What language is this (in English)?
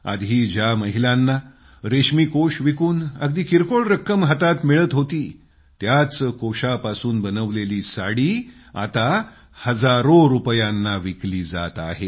Marathi